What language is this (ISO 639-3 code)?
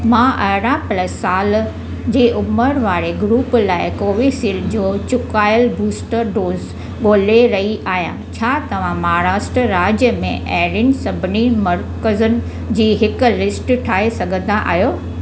snd